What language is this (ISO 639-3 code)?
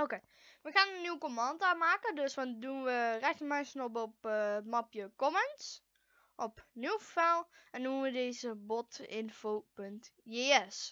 nld